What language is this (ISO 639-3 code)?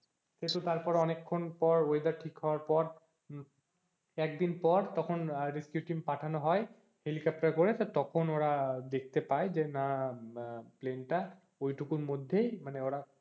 ben